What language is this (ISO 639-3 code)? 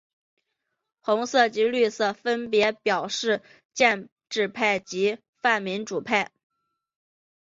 zho